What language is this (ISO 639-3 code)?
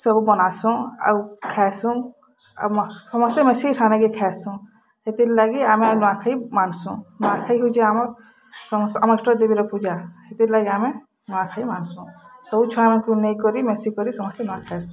ori